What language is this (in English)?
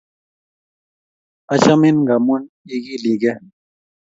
Kalenjin